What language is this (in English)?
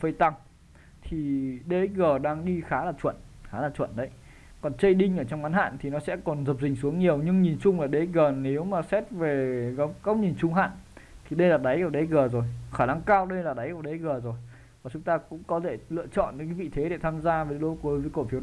Vietnamese